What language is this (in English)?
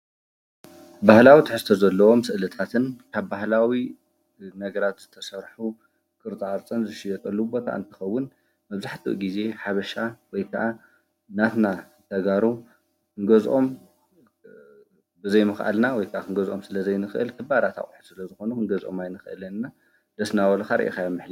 Tigrinya